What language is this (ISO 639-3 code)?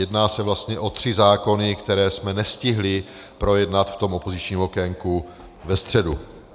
ces